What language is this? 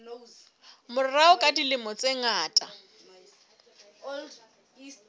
Southern Sotho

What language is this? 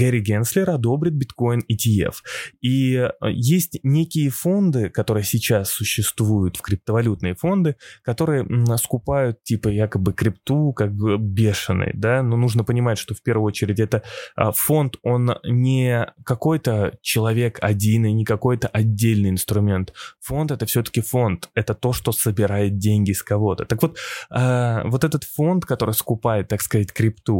Russian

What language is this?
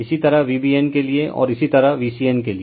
Hindi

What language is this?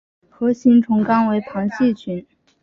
Chinese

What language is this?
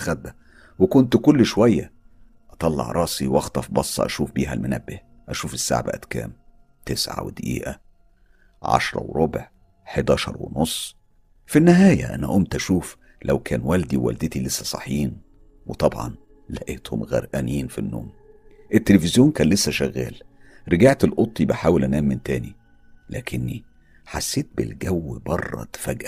Arabic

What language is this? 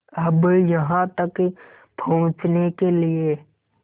Hindi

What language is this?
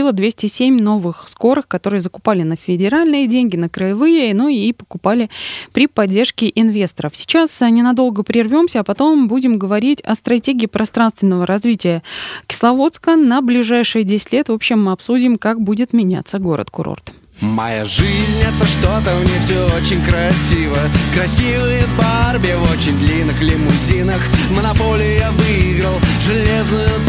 Russian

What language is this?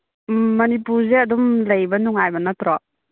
Manipuri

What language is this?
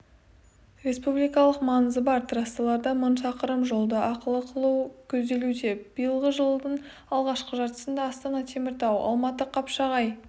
Kazakh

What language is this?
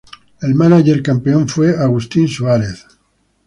Spanish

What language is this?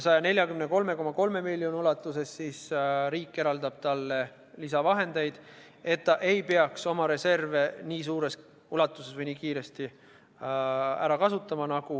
Estonian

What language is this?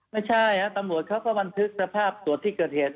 Thai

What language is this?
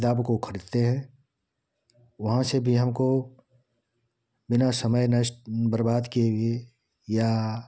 Hindi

